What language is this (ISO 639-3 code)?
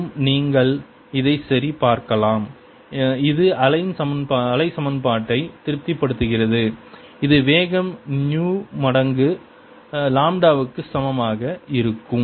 tam